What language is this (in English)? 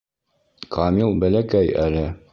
Bashkir